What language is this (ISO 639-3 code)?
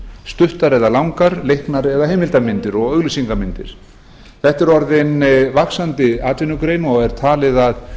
isl